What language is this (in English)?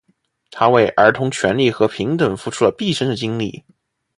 Chinese